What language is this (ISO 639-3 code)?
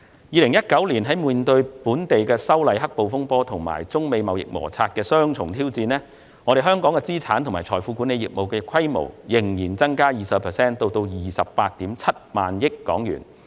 yue